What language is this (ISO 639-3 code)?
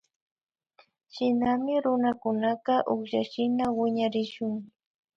qvi